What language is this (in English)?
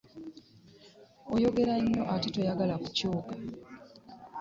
Ganda